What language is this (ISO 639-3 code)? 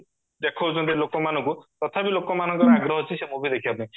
ori